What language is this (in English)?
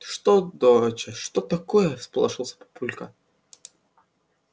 Russian